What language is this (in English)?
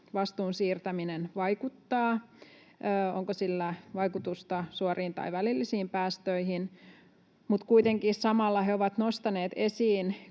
Finnish